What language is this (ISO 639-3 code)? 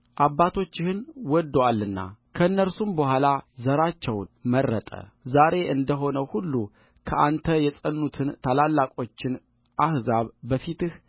amh